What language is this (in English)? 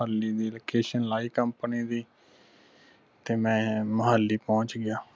Punjabi